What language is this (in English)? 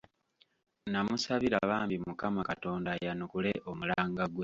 Ganda